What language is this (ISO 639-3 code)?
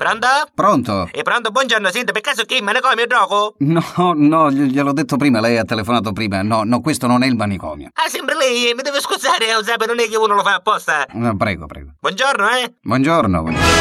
ita